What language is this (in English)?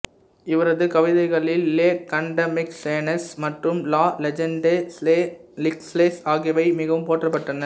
Tamil